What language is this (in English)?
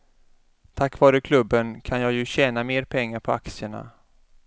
Swedish